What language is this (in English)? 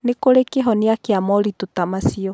Kikuyu